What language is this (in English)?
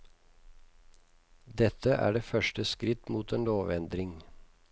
Norwegian